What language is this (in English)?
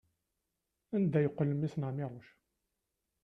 Kabyle